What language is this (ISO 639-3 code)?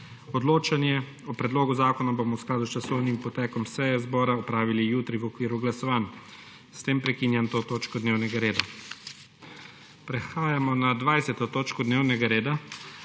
slv